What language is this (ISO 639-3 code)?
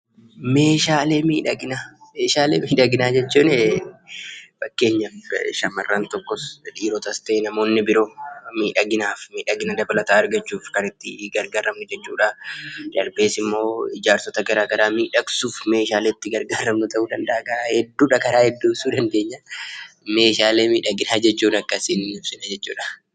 orm